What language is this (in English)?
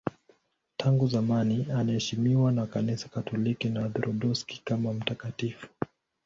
Swahili